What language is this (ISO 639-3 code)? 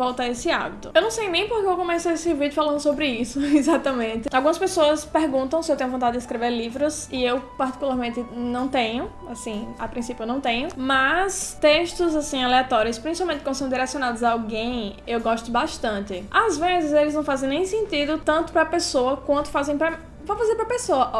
por